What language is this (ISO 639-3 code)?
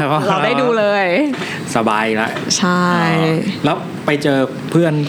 tha